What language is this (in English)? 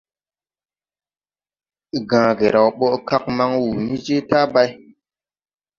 Tupuri